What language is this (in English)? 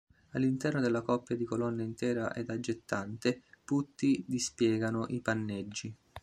Italian